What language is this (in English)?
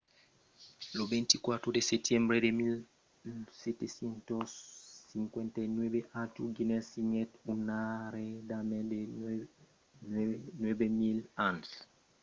Occitan